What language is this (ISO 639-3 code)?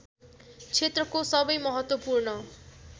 nep